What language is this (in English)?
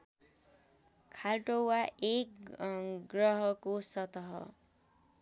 Nepali